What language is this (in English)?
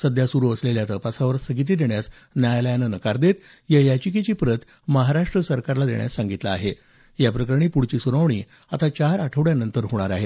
Marathi